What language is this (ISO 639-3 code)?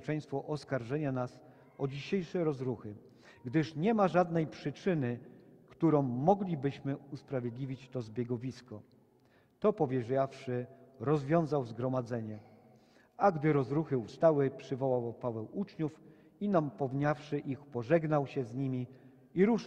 pol